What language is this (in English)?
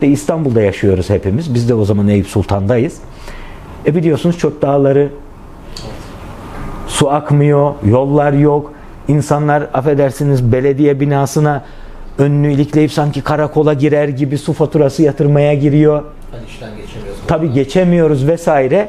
Turkish